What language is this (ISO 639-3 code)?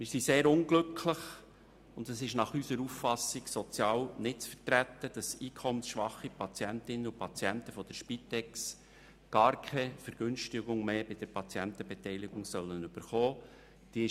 gsw